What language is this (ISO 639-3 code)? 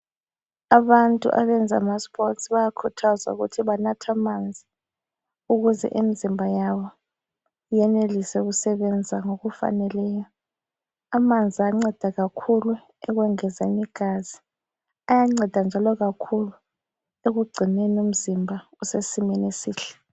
nde